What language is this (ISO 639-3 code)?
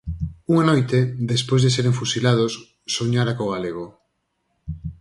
glg